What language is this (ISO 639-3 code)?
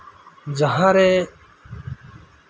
sat